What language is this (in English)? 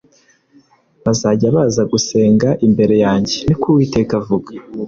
Kinyarwanda